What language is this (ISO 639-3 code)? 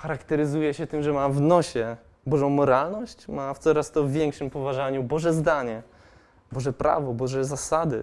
pol